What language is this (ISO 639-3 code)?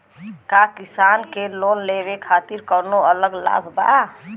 bho